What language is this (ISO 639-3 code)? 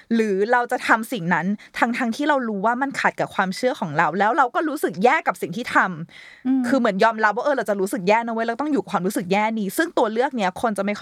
tha